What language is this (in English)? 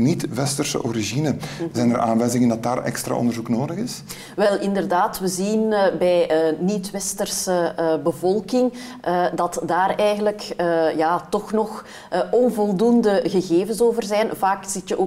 Dutch